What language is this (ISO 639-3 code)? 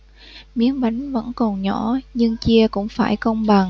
vie